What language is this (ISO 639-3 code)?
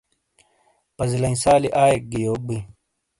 scl